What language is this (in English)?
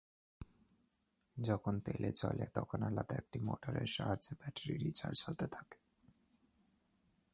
Bangla